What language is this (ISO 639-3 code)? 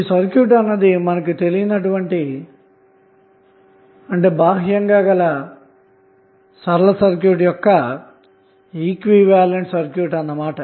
tel